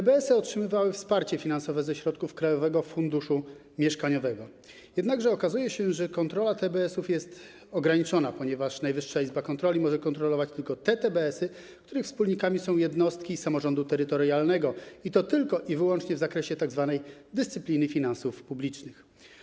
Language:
Polish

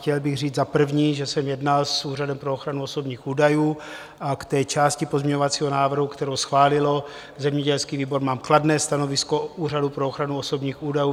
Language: Czech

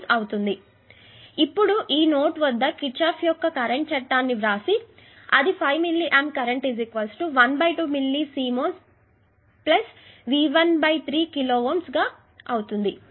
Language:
Telugu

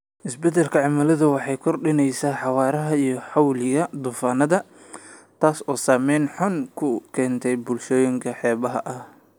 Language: Somali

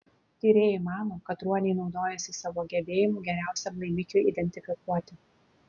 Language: Lithuanian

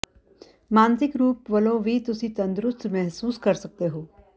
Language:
Punjabi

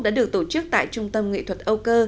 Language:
Vietnamese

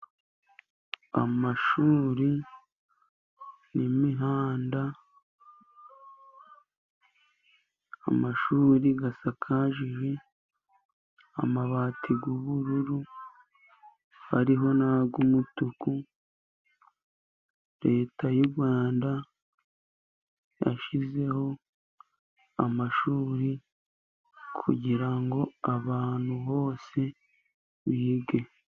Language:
Kinyarwanda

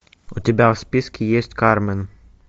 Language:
Russian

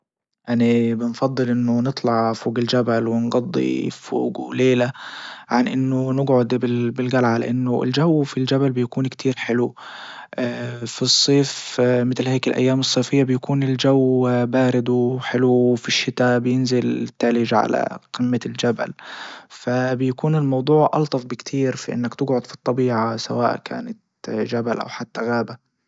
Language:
Libyan Arabic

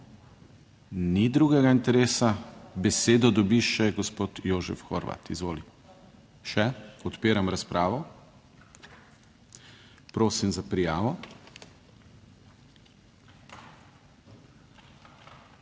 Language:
Slovenian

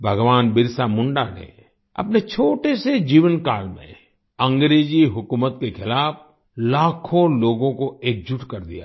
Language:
Hindi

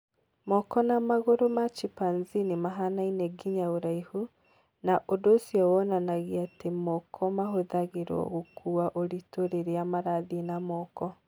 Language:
Kikuyu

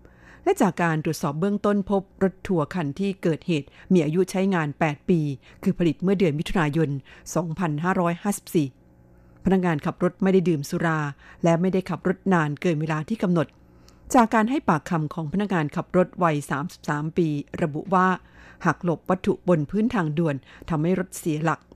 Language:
Thai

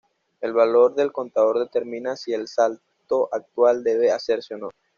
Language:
Spanish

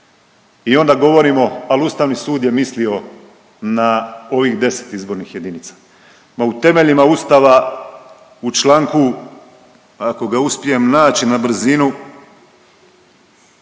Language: Croatian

